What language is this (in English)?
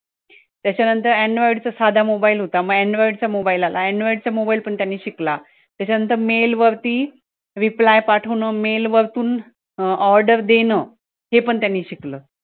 Marathi